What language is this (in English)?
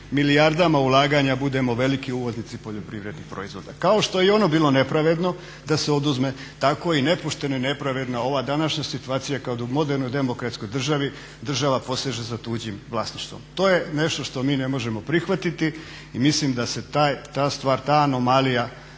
Croatian